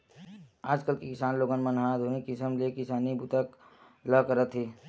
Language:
Chhattisgarhi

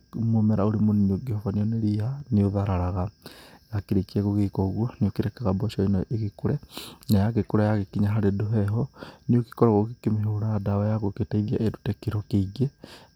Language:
Kikuyu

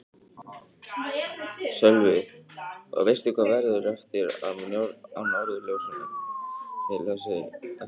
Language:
Icelandic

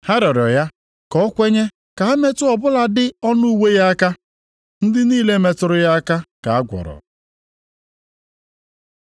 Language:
Igbo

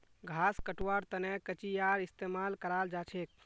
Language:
Magahi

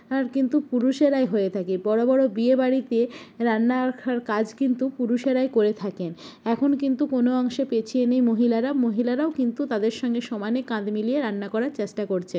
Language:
Bangla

